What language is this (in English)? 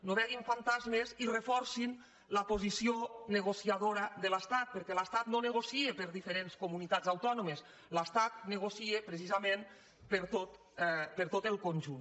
Catalan